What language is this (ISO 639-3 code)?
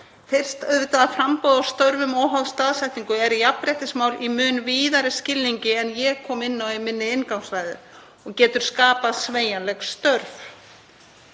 isl